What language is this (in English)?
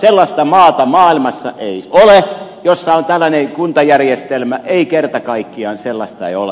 Finnish